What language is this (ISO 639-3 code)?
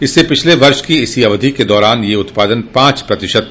hin